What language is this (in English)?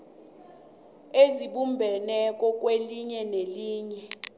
South Ndebele